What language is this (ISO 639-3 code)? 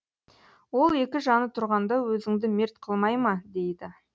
kaz